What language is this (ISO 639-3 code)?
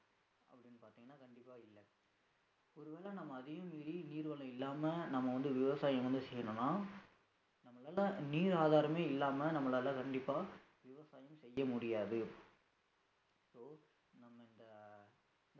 tam